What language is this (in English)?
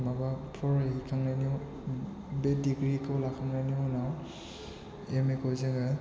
Bodo